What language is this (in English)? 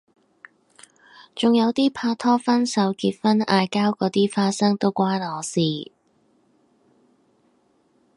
Cantonese